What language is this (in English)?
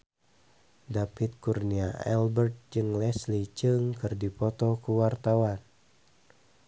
Sundanese